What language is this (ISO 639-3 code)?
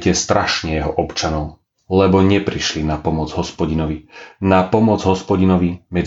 slk